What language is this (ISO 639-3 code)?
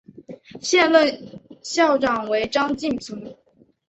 zho